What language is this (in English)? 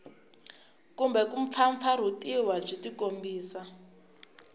Tsonga